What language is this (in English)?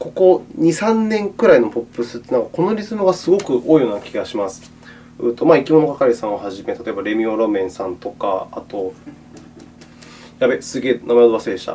Japanese